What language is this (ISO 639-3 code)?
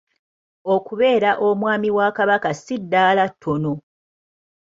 lug